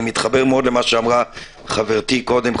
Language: Hebrew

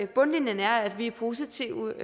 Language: Danish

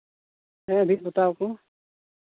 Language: Santali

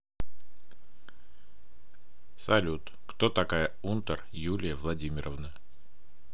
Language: Russian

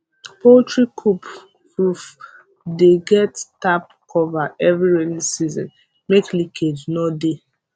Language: Nigerian Pidgin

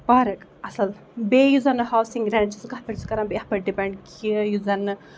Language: Kashmiri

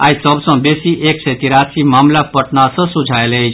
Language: Maithili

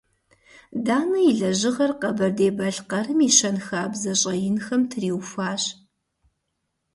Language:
Kabardian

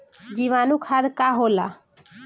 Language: Bhojpuri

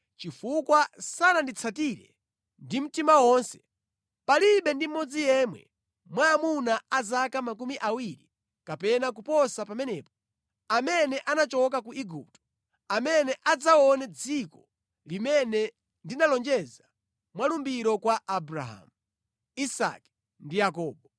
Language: Nyanja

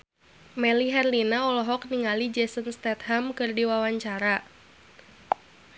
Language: Sundanese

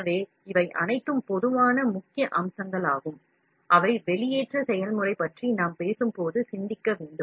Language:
Tamil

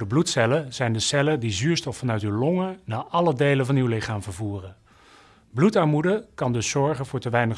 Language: Dutch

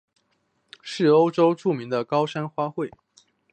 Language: Chinese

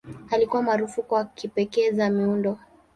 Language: Swahili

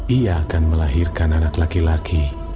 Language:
Indonesian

